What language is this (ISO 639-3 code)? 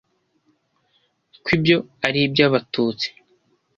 kin